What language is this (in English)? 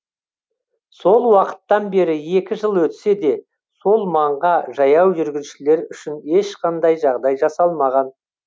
Kazakh